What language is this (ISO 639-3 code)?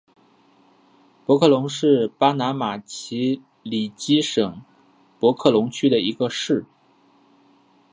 zho